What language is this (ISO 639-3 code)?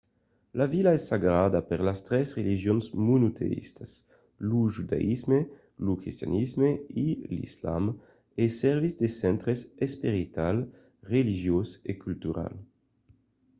oci